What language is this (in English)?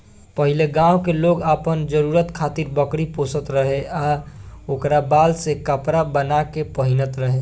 Bhojpuri